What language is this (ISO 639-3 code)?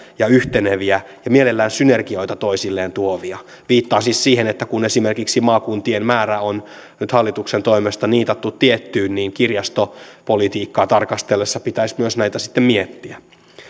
fin